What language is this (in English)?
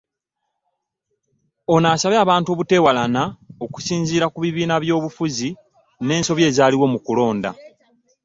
Ganda